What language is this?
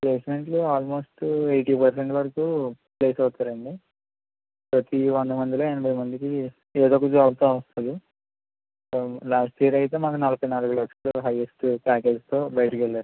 Telugu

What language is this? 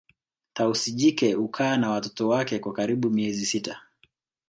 Swahili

